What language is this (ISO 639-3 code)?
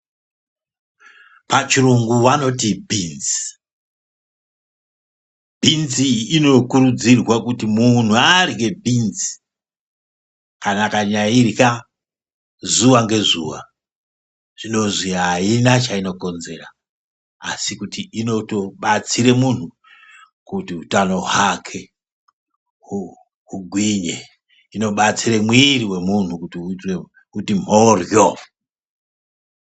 ndc